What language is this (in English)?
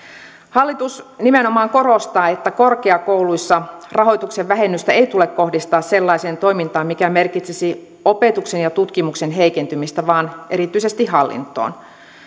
Finnish